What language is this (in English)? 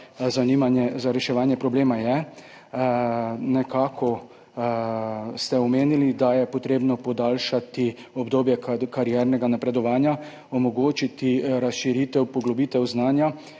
Slovenian